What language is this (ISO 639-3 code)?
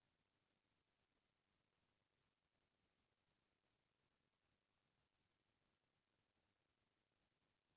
hne